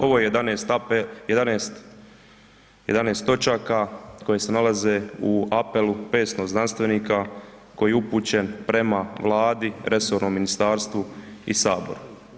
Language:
Croatian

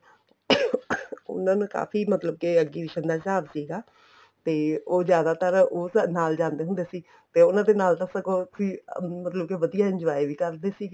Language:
Punjabi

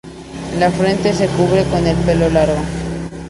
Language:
Spanish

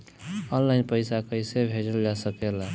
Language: Bhojpuri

